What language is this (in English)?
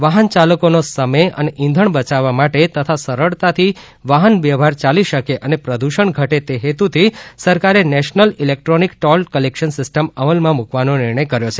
Gujarati